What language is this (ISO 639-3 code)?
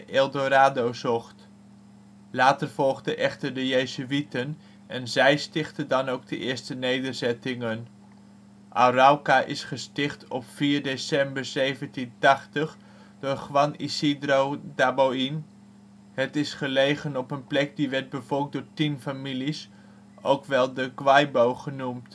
nld